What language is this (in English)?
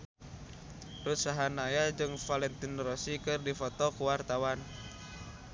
Sundanese